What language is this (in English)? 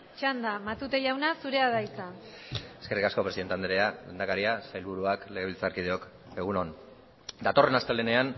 Basque